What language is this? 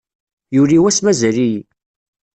Kabyle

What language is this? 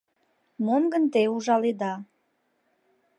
Mari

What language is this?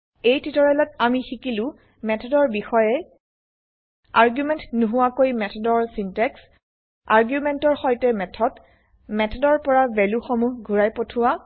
Assamese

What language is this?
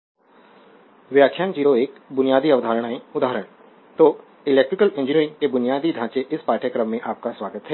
Hindi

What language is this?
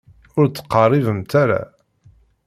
Kabyle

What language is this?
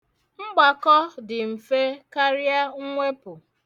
Igbo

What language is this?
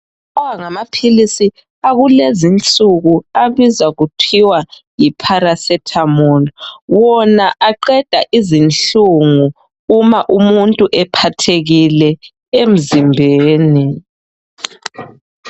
North Ndebele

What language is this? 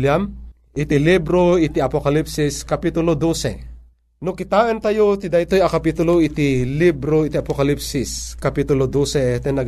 Filipino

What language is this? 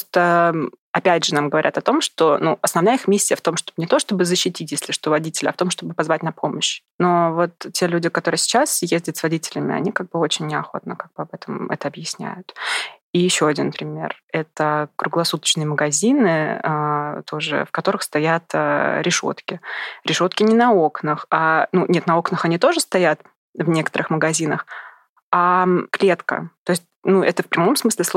Russian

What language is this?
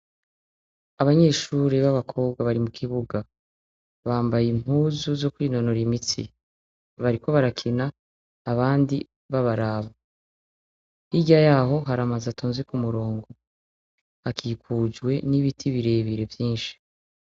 Rundi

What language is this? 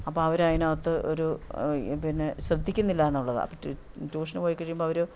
Malayalam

